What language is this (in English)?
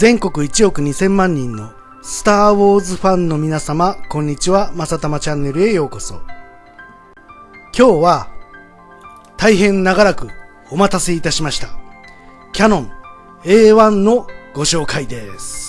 Japanese